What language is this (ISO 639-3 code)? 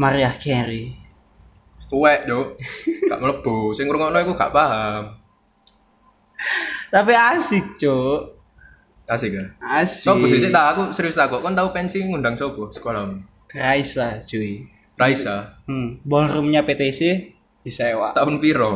ind